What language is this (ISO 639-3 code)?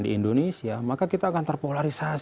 ind